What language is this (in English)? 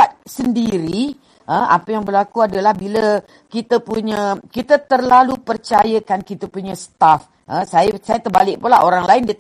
Malay